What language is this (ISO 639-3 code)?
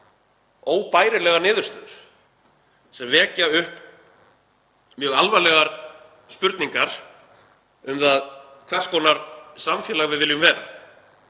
isl